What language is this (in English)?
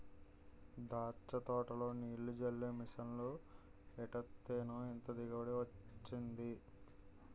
Telugu